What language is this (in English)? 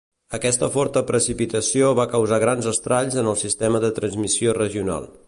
Catalan